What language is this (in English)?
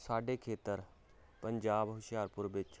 Punjabi